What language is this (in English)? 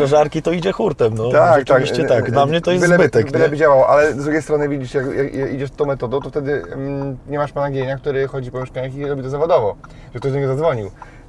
Polish